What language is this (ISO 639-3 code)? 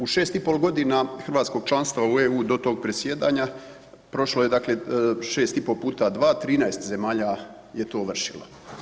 hrv